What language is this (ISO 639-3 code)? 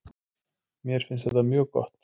isl